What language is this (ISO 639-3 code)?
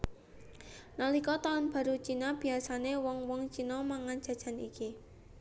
jav